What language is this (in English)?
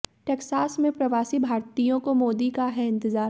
Hindi